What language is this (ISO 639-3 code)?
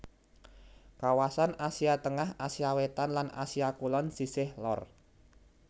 jav